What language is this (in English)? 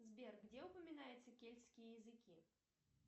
Russian